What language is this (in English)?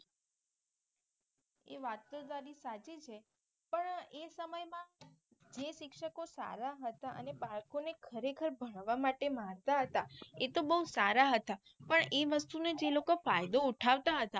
Gujarati